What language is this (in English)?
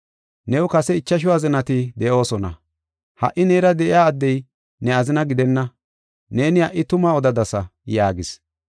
Gofa